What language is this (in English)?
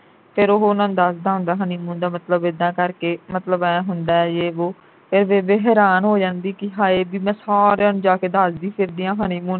Punjabi